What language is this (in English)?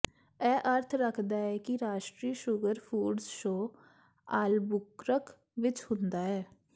Punjabi